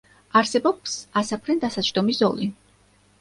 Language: Georgian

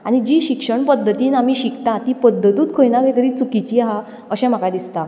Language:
Konkani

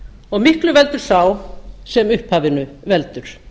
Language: Icelandic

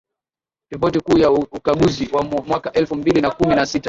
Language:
Swahili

